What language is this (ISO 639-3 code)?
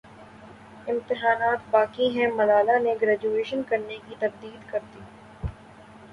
urd